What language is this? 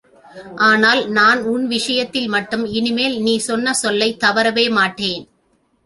Tamil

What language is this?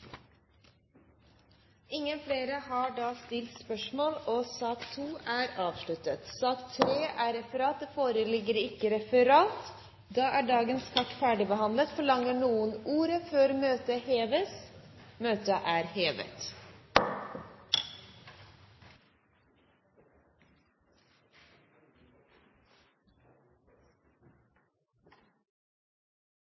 Norwegian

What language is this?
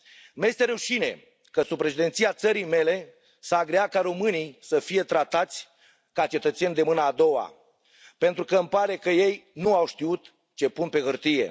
Romanian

